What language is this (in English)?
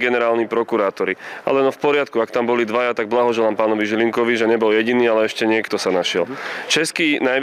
Slovak